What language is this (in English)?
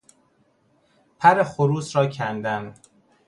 Persian